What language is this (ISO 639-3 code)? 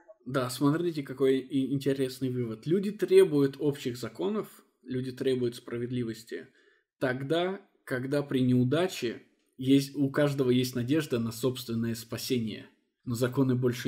rus